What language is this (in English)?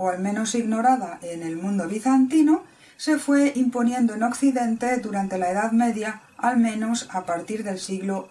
Spanish